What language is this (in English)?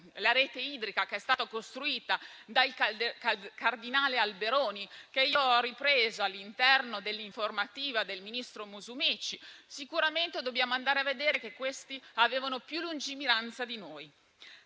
Italian